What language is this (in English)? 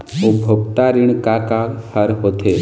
Chhattisgarhi